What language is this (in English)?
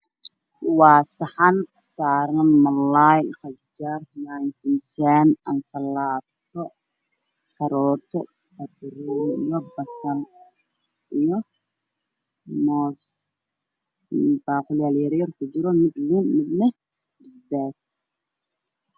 Somali